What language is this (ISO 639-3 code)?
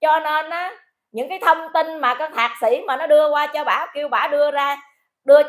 vie